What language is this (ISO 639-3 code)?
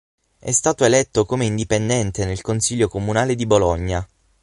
ita